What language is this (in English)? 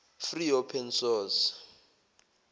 Zulu